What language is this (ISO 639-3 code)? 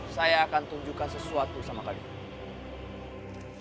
ind